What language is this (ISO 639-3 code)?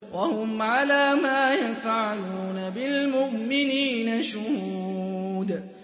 ara